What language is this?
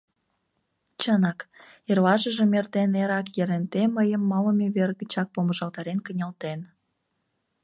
Mari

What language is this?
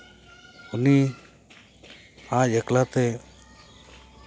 Santali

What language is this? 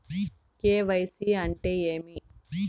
Telugu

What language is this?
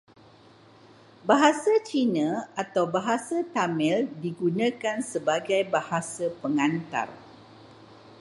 Malay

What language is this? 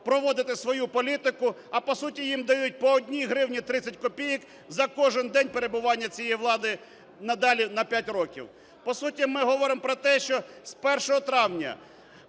Ukrainian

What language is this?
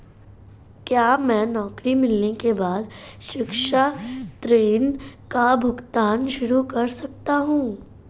Hindi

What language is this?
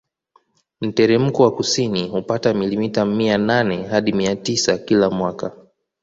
Swahili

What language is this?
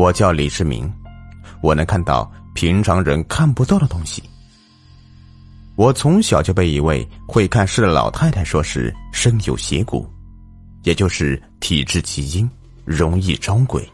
Chinese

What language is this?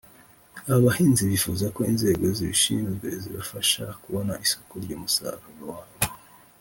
Kinyarwanda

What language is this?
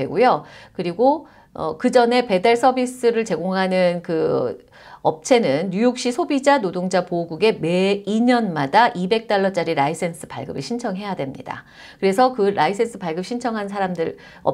Korean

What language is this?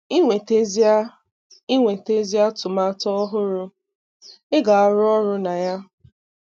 Igbo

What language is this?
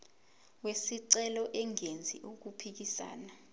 Zulu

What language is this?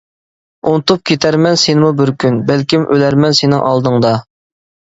Uyghur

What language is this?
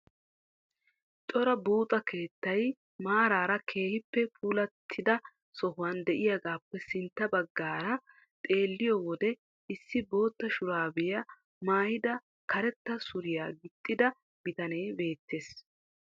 Wolaytta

